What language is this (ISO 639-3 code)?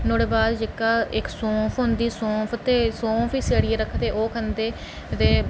doi